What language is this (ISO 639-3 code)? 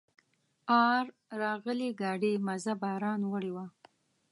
pus